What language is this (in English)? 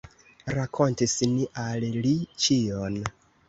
Esperanto